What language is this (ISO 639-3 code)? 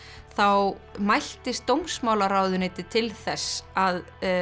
isl